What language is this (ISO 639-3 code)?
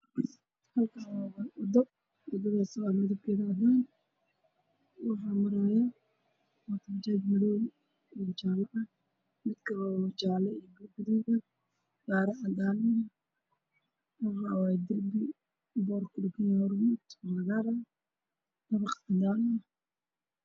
som